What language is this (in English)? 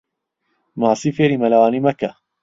Central Kurdish